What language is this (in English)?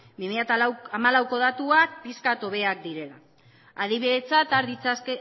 Basque